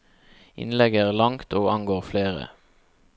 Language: Norwegian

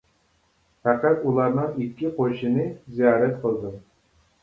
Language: Uyghur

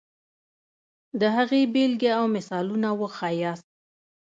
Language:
Pashto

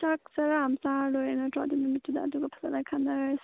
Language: Manipuri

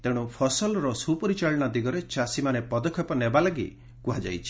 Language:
Odia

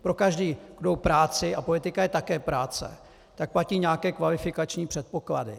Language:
Czech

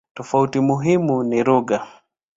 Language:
Swahili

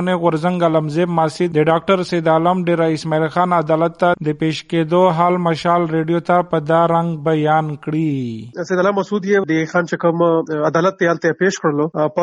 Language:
Urdu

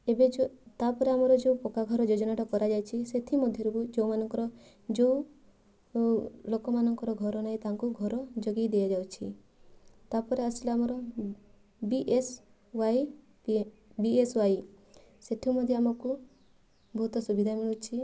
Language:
Odia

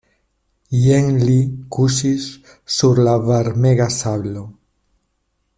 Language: Esperanto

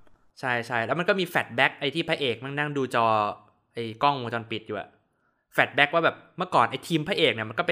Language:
Thai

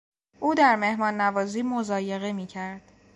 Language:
Persian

